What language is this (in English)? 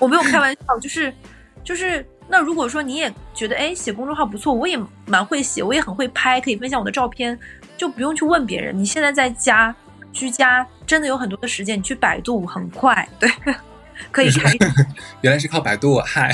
Chinese